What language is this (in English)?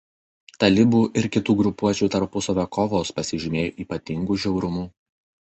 Lithuanian